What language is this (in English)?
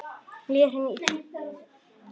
Icelandic